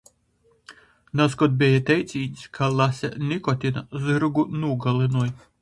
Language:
Latgalian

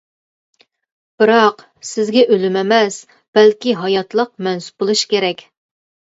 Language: Uyghur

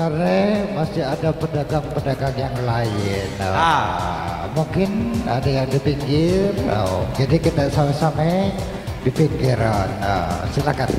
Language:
Indonesian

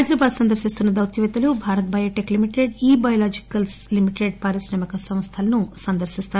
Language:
Telugu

